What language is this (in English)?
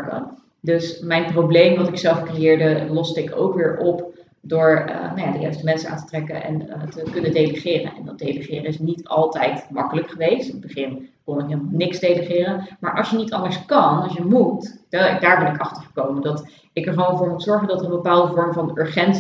Dutch